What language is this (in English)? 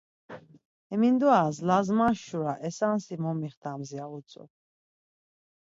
Laz